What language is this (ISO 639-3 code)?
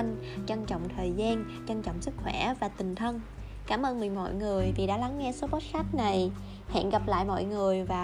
vie